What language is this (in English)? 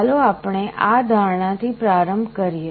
Gujarati